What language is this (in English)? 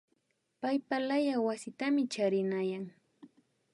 Imbabura Highland Quichua